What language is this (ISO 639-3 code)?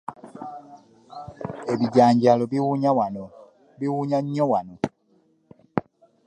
lug